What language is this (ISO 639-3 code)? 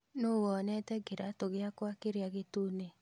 kik